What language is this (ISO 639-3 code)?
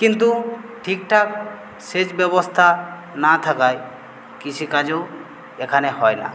ben